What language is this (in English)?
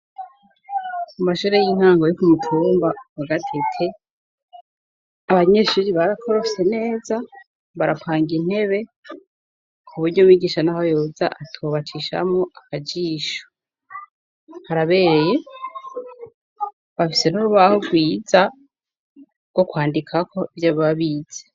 Rundi